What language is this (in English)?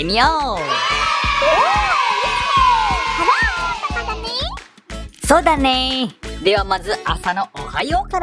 Japanese